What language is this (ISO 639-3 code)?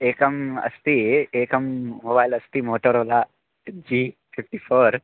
san